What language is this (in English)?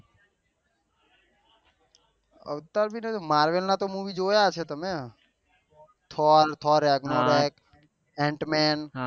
Gujarati